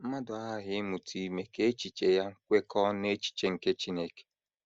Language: Igbo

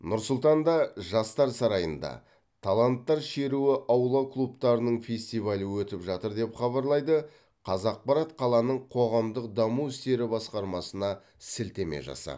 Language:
Kazakh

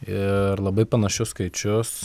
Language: Lithuanian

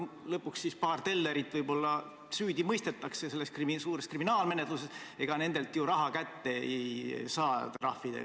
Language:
Estonian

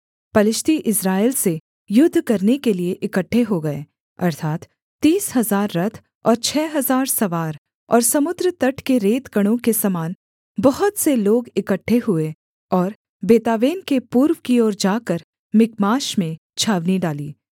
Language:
Hindi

